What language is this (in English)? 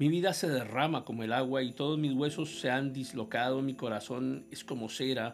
Spanish